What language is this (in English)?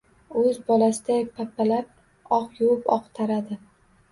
Uzbek